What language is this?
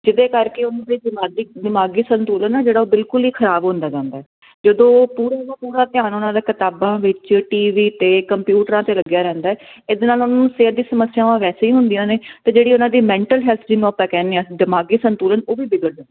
Punjabi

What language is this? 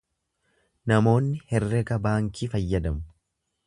Oromo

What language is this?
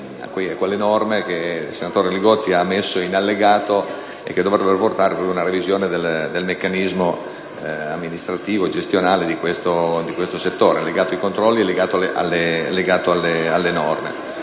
Italian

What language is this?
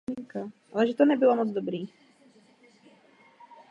Czech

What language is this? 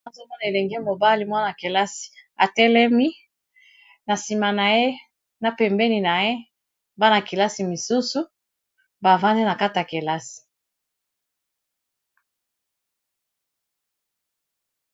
Lingala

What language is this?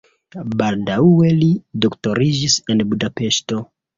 Esperanto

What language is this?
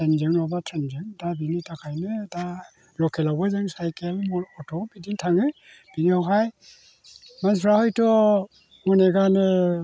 Bodo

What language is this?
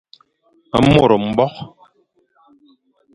Fang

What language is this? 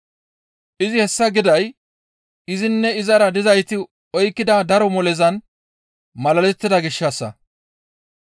Gamo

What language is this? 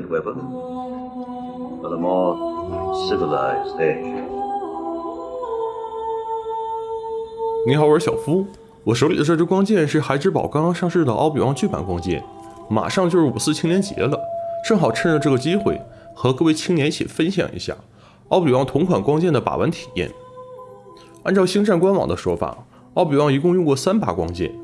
Chinese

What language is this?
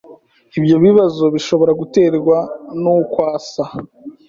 Kinyarwanda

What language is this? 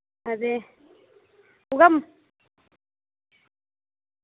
Dogri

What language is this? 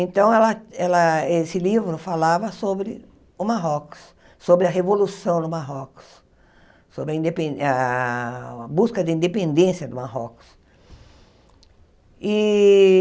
Portuguese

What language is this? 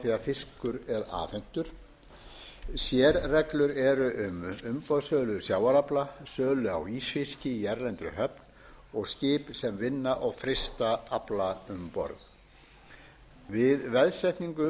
Icelandic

